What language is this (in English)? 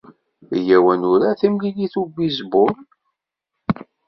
Kabyle